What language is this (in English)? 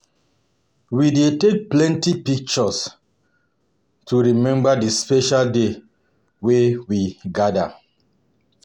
Nigerian Pidgin